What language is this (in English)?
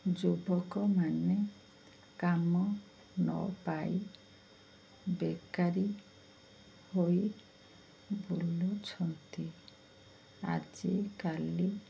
Odia